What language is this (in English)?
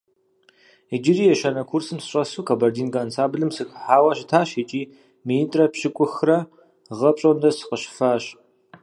Kabardian